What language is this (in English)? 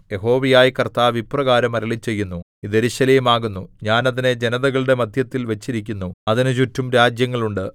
Malayalam